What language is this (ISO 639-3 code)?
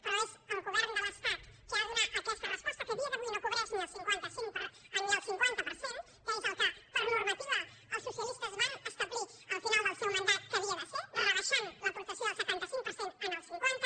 cat